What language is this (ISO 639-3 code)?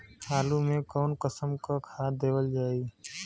bho